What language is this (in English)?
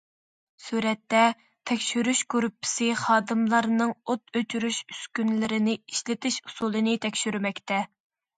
Uyghur